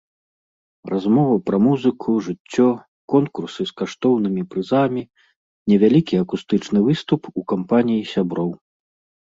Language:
Belarusian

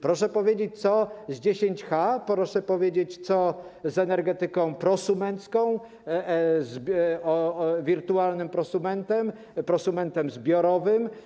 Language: Polish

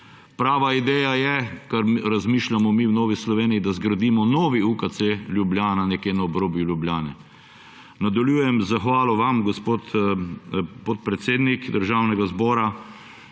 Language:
Slovenian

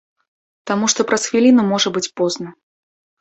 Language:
Belarusian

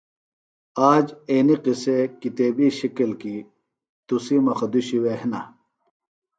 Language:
Phalura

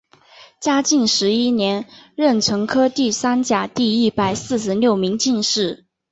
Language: Chinese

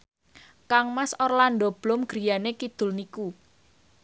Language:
Javanese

